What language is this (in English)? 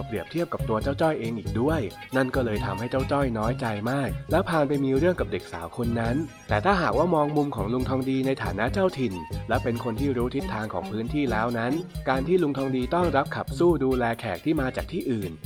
Thai